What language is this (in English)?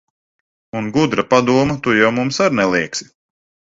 Latvian